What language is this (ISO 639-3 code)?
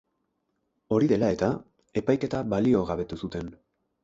eus